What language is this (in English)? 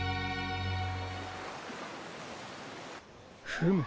Japanese